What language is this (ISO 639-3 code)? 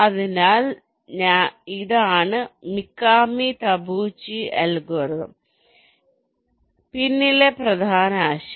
mal